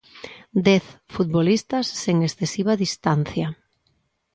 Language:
Galician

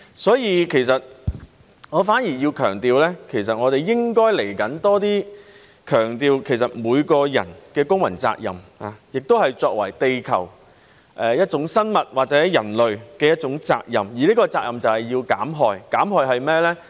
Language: Cantonese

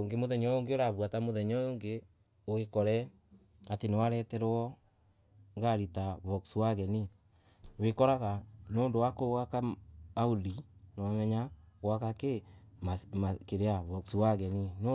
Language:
Embu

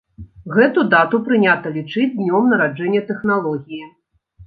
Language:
Belarusian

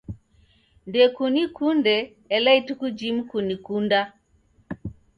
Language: Taita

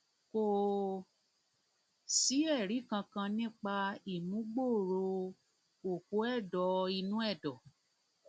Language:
Yoruba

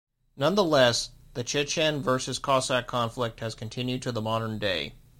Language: English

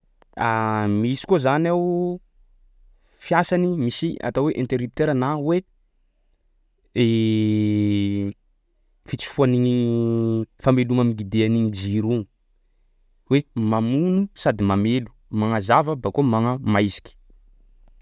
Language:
Sakalava Malagasy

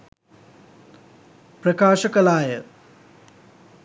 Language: Sinhala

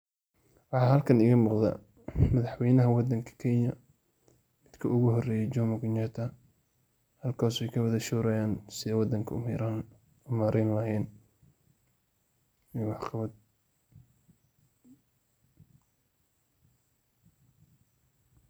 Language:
Somali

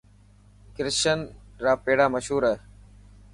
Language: Dhatki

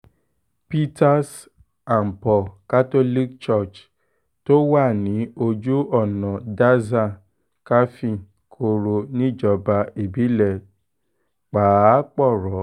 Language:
Yoruba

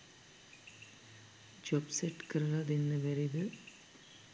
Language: Sinhala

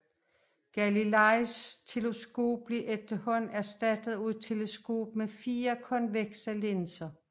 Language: Danish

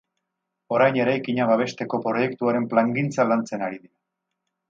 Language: Basque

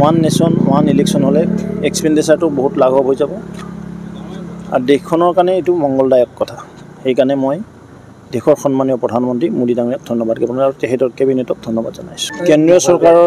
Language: Bangla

